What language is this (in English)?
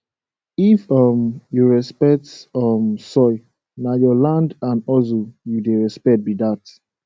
Nigerian Pidgin